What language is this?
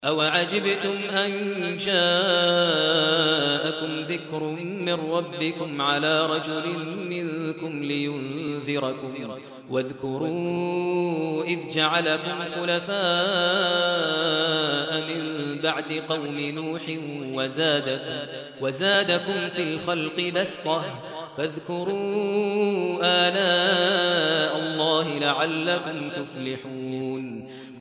Arabic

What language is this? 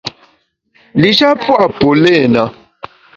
Bamun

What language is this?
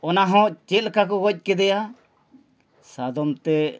Santali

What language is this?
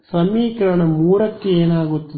Kannada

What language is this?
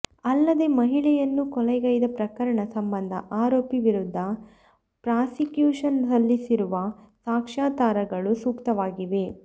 Kannada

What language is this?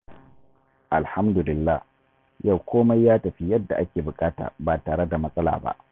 Hausa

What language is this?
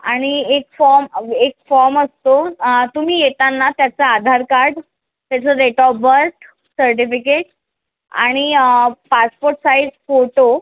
Marathi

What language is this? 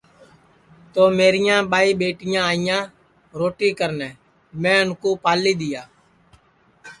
Sansi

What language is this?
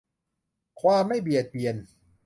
Thai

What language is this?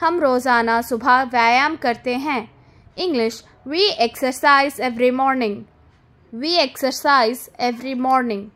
Hindi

